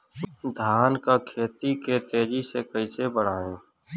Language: Bhojpuri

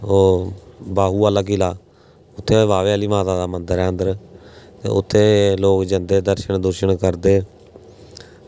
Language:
Dogri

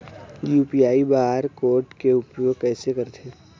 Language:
Chhattisgarhi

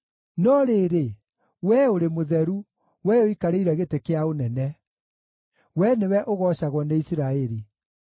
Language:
Kikuyu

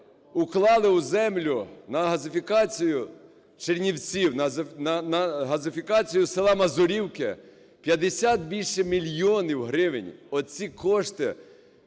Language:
Ukrainian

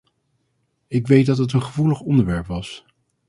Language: Dutch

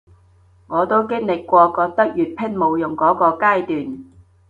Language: Cantonese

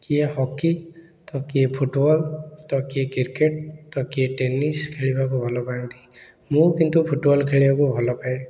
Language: Odia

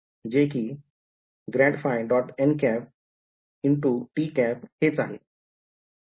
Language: Marathi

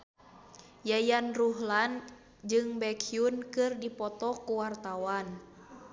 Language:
Sundanese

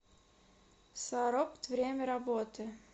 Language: Russian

